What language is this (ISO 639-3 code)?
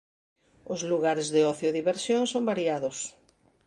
glg